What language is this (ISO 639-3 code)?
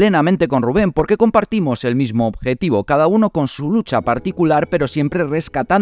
spa